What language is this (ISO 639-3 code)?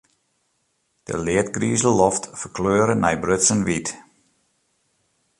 fry